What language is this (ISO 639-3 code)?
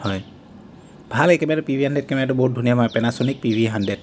asm